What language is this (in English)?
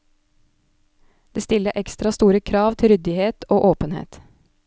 Norwegian